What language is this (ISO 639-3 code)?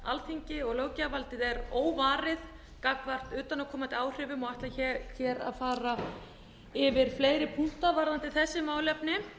isl